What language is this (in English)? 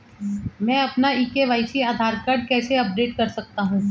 Hindi